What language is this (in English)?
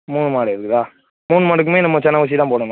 Tamil